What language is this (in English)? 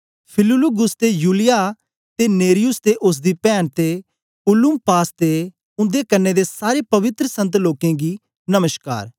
Dogri